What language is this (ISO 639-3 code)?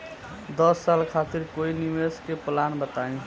bho